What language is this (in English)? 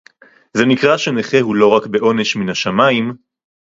Hebrew